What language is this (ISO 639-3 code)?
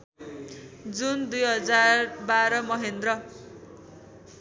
nep